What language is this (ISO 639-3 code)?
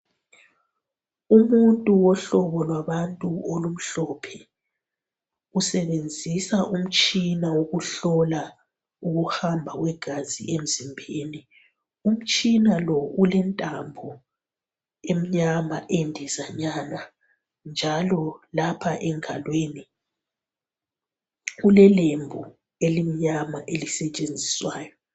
nde